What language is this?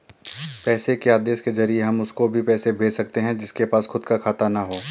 Hindi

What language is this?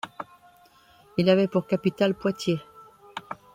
French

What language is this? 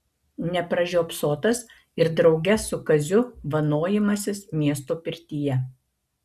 Lithuanian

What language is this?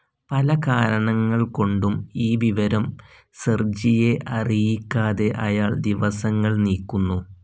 Malayalam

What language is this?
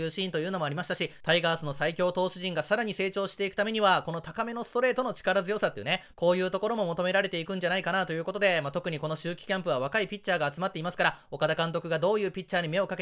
Japanese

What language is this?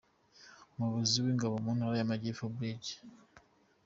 Kinyarwanda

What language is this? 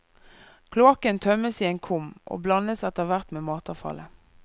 Norwegian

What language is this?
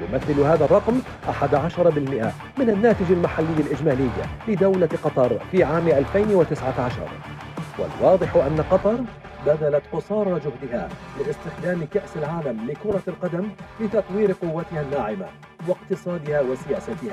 Arabic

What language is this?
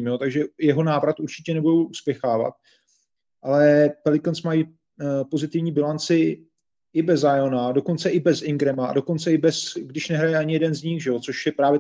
Czech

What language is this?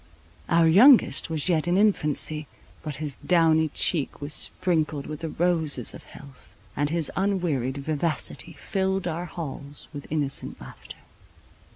English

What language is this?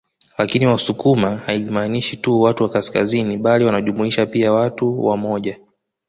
Swahili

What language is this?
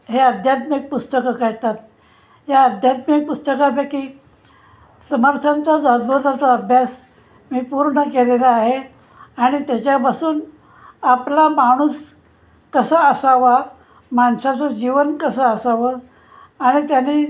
Marathi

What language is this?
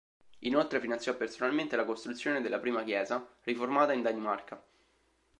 Italian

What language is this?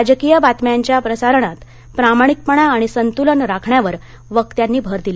Marathi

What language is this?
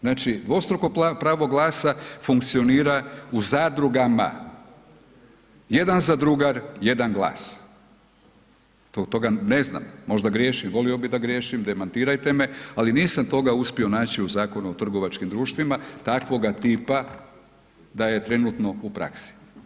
Croatian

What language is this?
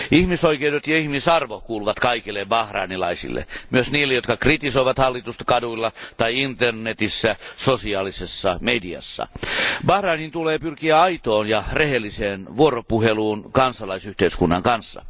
Finnish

